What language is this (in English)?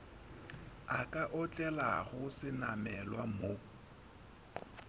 Northern Sotho